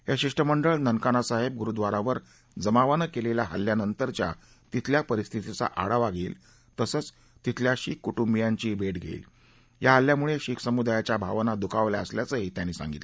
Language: Marathi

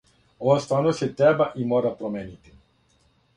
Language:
Serbian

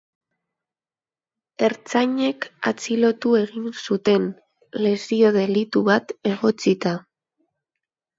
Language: Basque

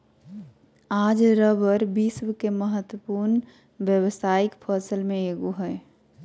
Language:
Magahi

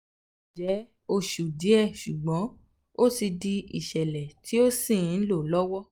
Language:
Yoruba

